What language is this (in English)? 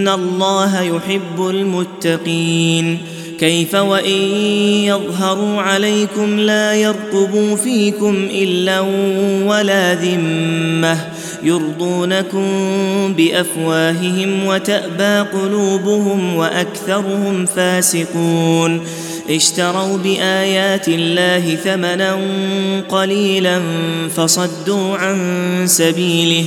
Arabic